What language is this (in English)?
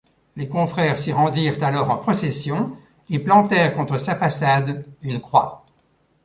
French